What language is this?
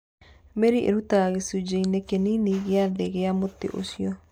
Kikuyu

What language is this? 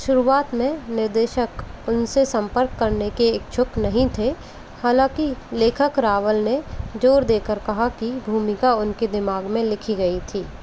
Hindi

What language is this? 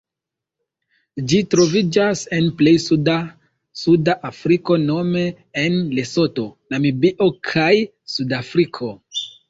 Esperanto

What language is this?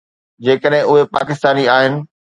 Sindhi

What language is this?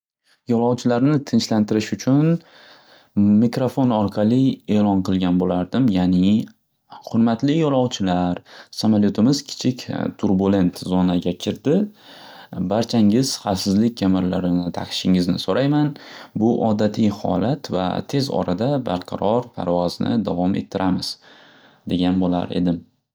Uzbek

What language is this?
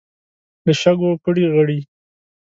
Pashto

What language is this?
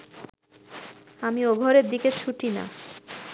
Bangla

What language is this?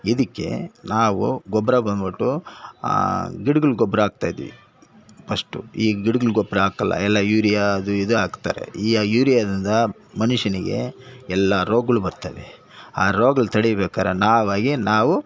Kannada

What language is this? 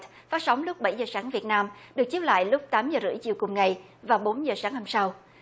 Vietnamese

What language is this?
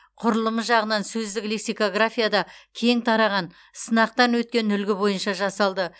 Kazakh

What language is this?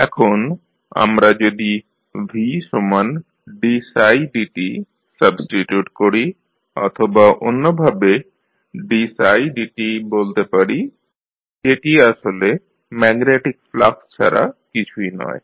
Bangla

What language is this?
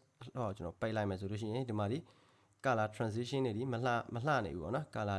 Korean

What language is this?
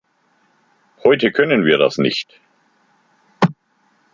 German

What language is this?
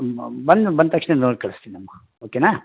Kannada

